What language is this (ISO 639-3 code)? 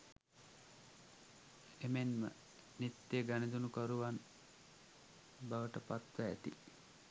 sin